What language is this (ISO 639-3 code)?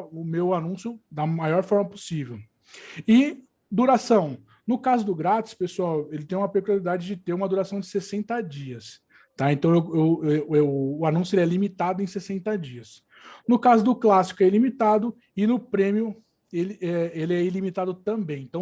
por